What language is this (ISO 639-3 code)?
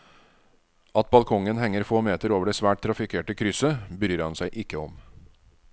nor